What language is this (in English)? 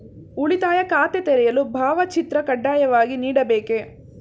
Kannada